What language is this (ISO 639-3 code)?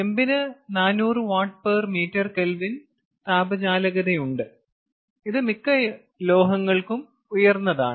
mal